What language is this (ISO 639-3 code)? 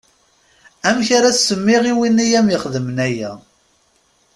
kab